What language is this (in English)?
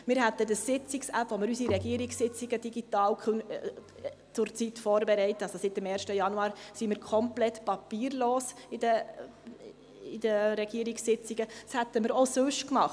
Swiss German